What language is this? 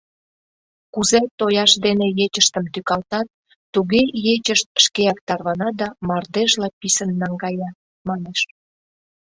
Mari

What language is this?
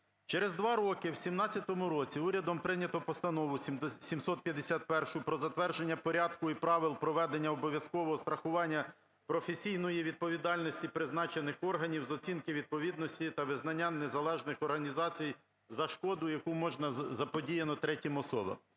Ukrainian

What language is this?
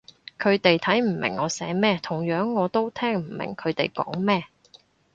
Cantonese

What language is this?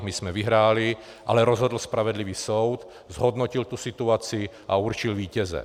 Czech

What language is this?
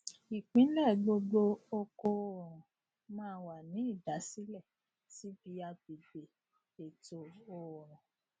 Yoruba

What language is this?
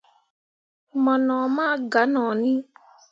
Mundang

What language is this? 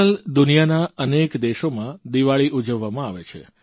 Gujarati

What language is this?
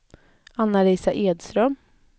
Swedish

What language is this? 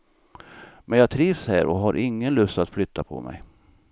Swedish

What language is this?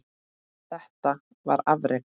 Icelandic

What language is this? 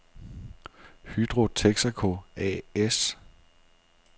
Danish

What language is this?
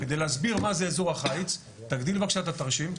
Hebrew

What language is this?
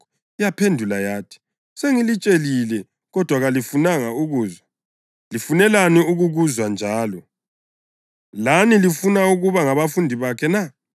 North Ndebele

